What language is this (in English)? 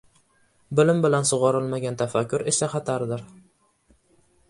Uzbek